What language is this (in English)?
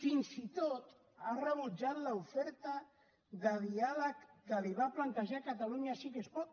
Catalan